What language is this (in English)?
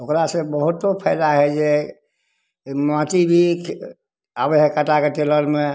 Maithili